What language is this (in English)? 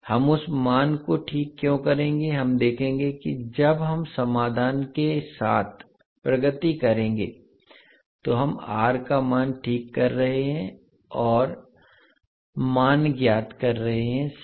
Hindi